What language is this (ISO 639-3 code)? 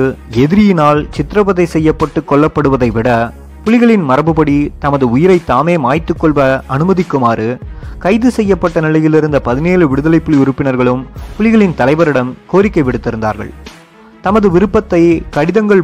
tam